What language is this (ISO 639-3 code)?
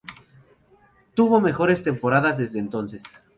spa